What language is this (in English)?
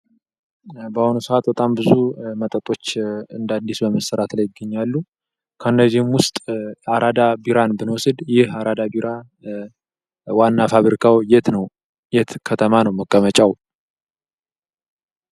Amharic